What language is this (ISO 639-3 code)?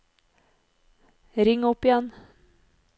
nor